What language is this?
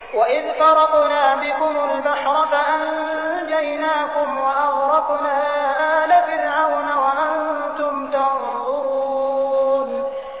Arabic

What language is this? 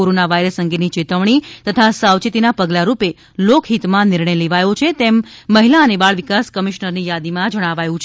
Gujarati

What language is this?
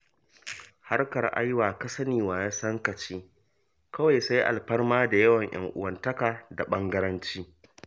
Hausa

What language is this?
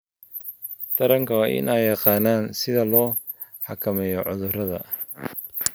Somali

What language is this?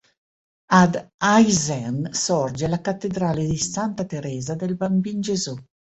Italian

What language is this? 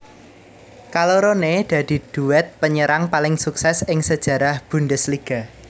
Javanese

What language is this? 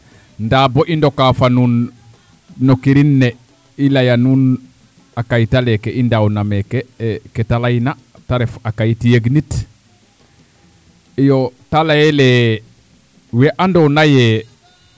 Serer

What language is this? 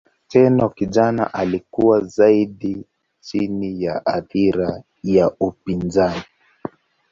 Swahili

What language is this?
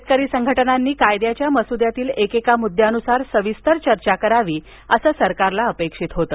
Marathi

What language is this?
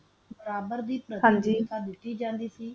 Punjabi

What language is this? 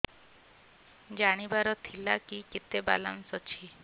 Odia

